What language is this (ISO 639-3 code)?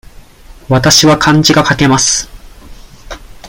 jpn